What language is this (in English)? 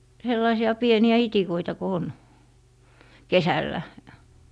Finnish